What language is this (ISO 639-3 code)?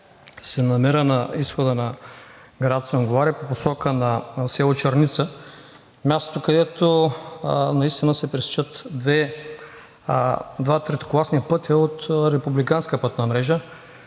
bul